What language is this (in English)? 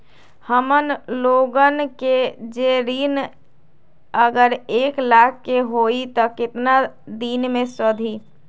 Magahi